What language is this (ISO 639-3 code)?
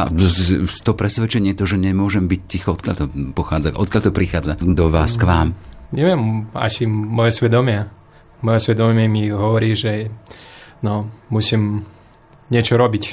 slk